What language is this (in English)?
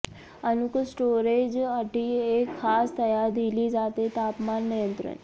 Marathi